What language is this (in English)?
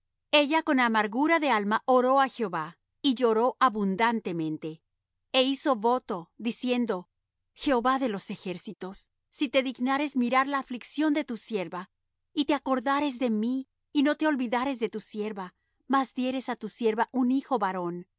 Spanish